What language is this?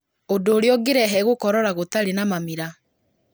Kikuyu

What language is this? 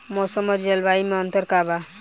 Bhojpuri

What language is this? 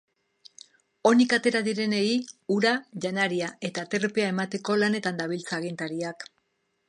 Basque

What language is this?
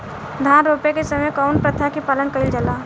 Bhojpuri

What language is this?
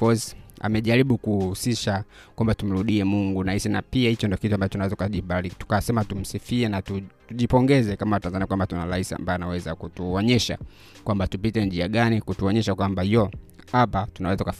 Swahili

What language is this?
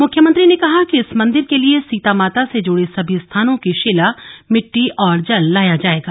Hindi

